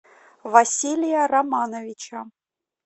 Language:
Russian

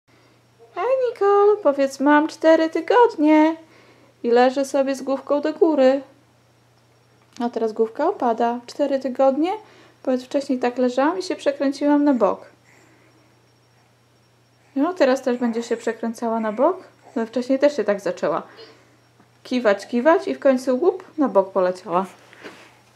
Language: Polish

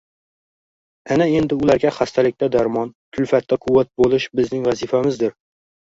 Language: Uzbek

